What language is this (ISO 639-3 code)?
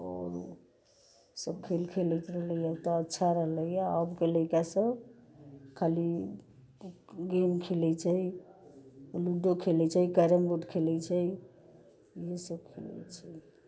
mai